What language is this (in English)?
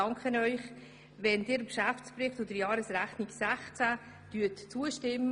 Swiss German